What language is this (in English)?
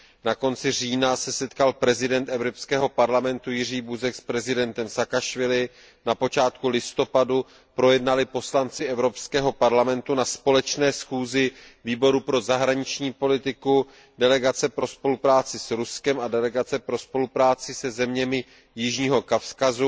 Czech